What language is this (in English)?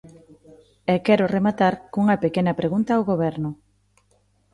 Galician